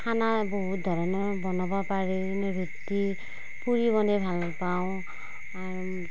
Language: Assamese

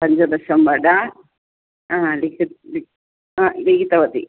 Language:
Sanskrit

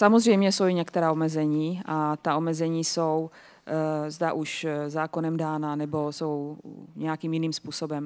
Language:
Czech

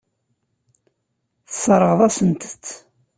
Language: Kabyle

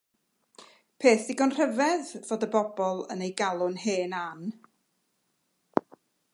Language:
Welsh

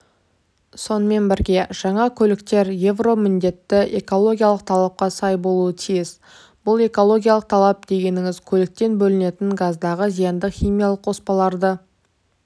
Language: Kazakh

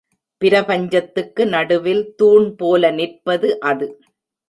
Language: Tamil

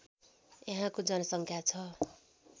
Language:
Nepali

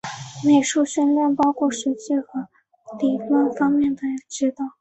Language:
Chinese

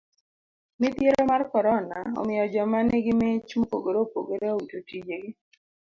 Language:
Luo (Kenya and Tanzania)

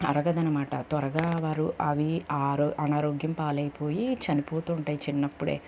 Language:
Telugu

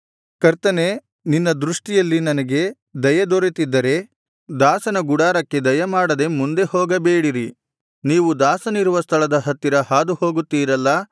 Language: Kannada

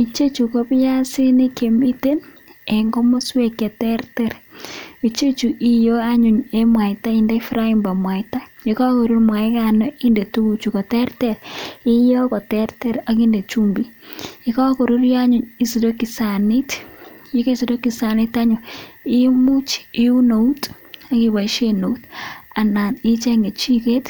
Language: Kalenjin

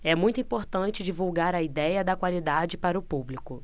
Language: Portuguese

